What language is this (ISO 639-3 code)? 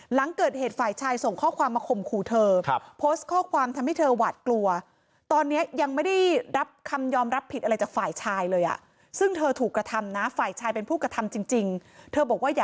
tha